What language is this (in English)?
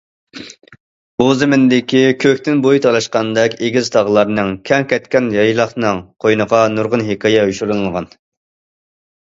Uyghur